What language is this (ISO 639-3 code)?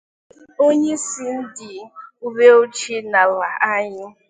ibo